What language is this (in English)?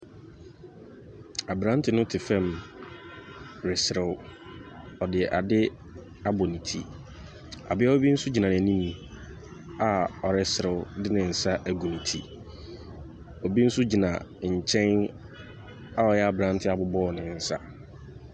Akan